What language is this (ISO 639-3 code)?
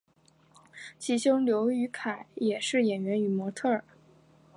zho